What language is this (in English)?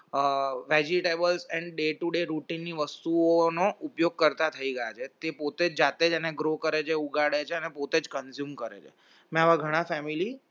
Gujarati